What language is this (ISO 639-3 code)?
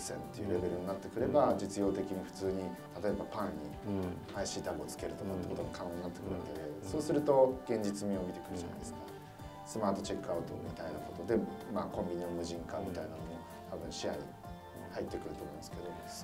jpn